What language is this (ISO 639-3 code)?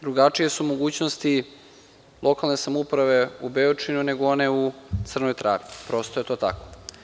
srp